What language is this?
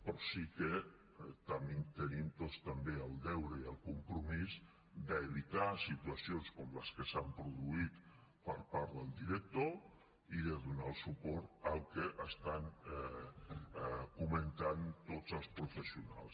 Catalan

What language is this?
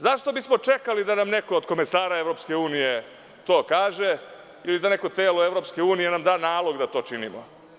Serbian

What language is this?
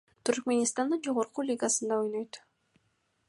Kyrgyz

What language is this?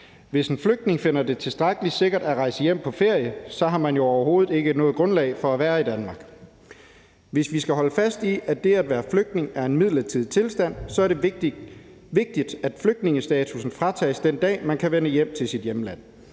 Danish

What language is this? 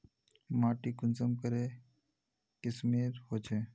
Magahi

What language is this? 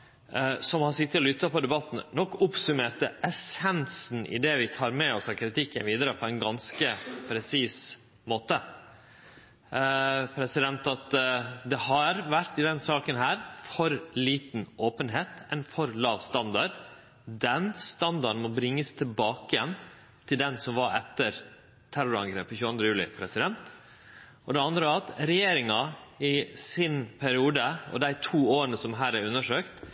Norwegian Nynorsk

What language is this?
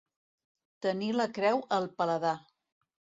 Catalan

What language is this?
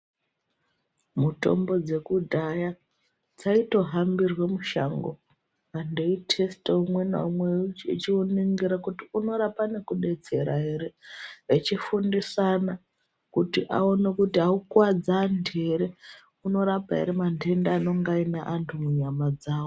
Ndau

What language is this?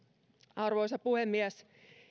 Finnish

